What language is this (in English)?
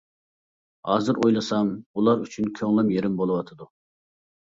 Uyghur